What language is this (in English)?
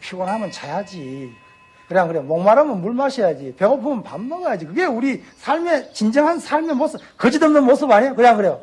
Korean